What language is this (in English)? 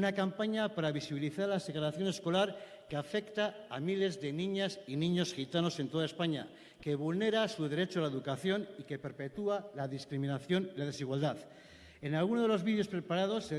Spanish